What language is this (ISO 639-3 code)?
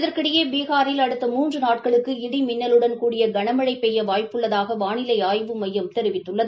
tam